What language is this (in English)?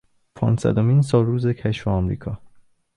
Persian